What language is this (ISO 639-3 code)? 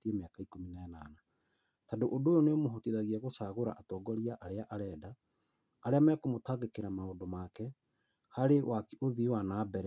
kik